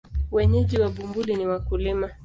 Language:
Swahili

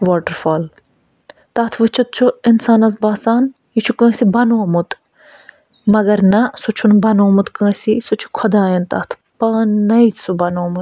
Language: Kashmiri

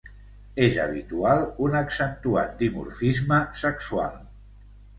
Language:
Catalan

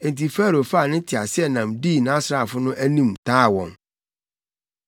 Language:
Akan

